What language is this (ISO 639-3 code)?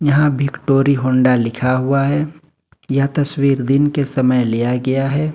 hin